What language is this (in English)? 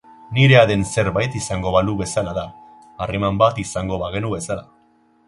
Basque